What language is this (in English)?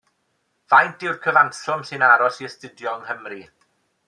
Welsh